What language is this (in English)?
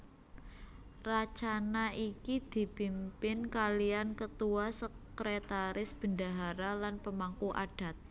Javanese